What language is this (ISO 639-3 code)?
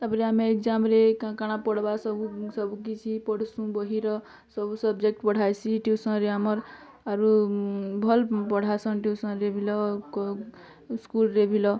ori